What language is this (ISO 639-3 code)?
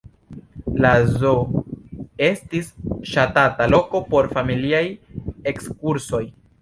epo